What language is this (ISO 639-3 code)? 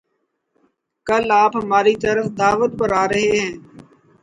urd